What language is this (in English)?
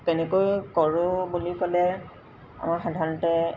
Assamese